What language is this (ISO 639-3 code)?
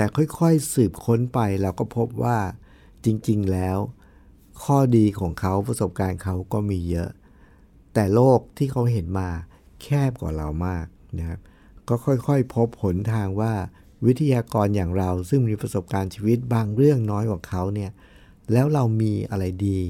tha